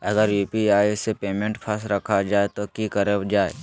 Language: Magahi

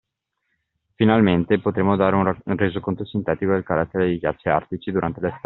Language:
Italian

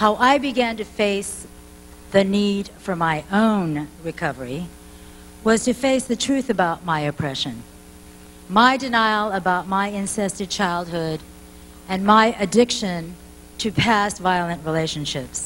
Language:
English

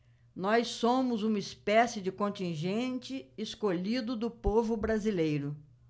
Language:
Portuguese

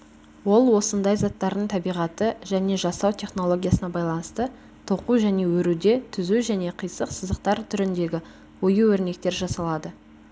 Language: Kazakh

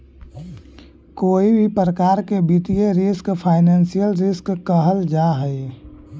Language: Magahi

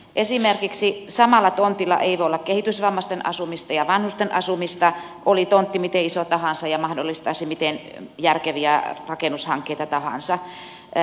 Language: Finnish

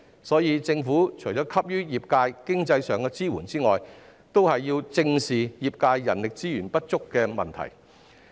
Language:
Cantonese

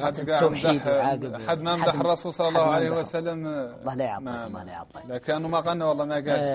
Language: Arabic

